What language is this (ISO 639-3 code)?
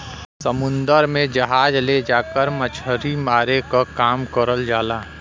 bho